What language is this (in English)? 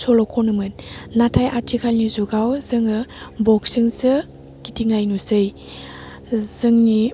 Bodo